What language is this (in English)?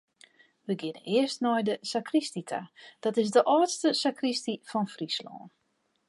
Western Frisian